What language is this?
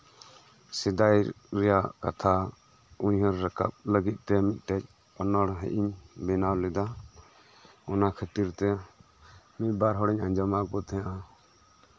Santali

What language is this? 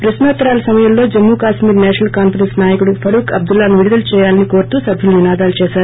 Telugu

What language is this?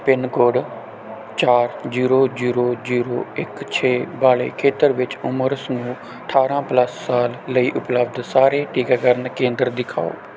Punjabi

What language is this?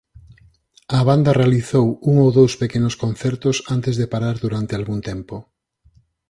Galician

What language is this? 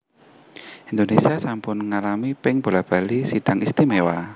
Javanese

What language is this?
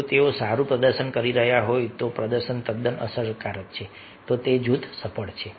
Gujarati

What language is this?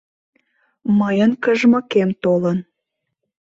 Mari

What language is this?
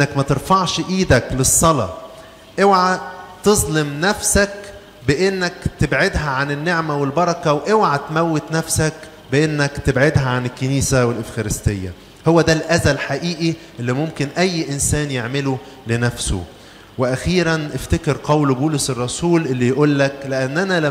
Arabic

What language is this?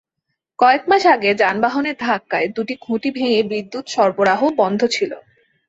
Bangla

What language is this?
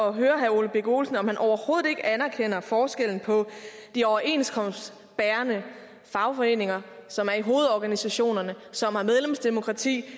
Danish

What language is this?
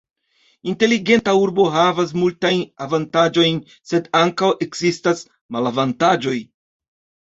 Esperanto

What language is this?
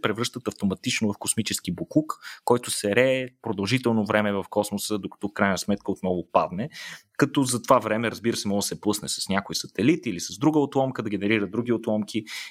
Bulgarian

